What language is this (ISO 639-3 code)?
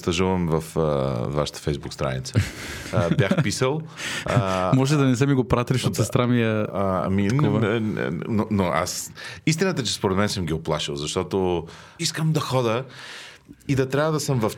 bul